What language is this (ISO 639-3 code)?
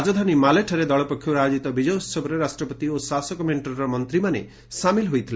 ori